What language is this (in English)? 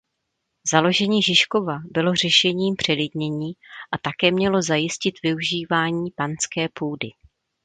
Czech